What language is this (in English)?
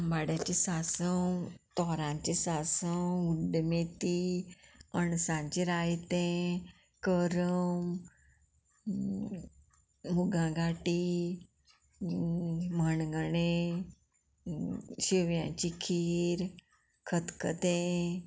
Konkani